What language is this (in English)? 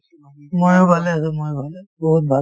Assamese